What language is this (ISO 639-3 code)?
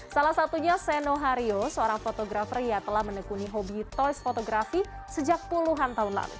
ind